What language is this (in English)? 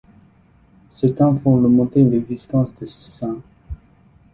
French